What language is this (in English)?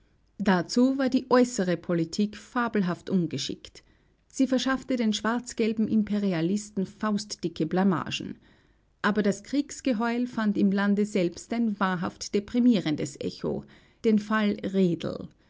German